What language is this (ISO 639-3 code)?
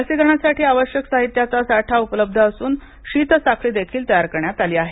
mar